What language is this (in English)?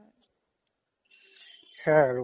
Assamese